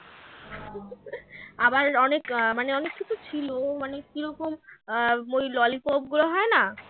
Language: Bangla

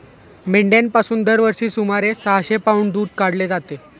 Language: Marathi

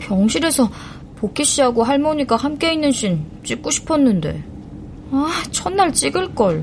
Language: Korean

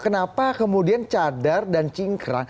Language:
Indonesian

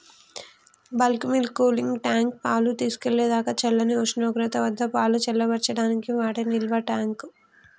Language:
Telugu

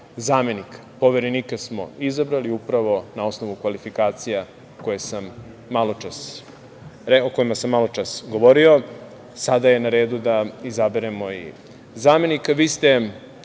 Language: Serbian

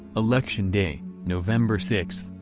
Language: English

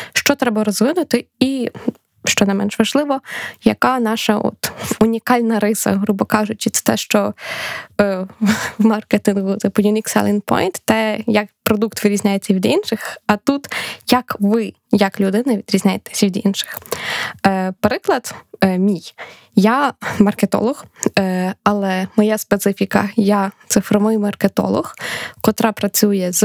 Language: Ukrainian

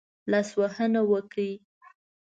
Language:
Pashto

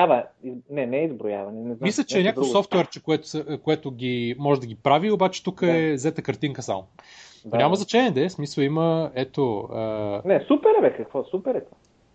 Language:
Bulgarian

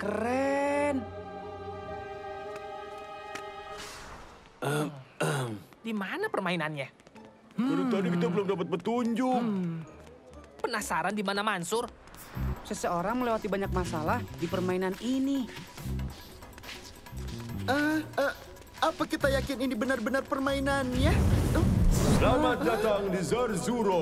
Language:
Indonesian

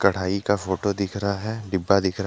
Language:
Hindi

